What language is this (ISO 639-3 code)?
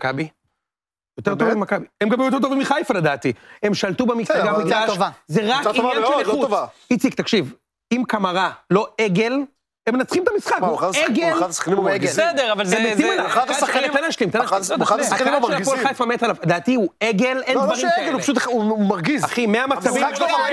heb